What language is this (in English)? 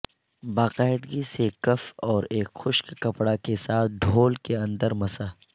Urdu